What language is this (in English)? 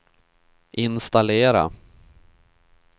Swedish